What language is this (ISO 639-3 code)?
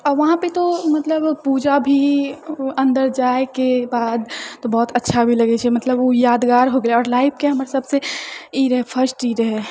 mai